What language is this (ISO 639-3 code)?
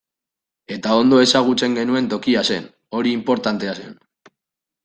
eus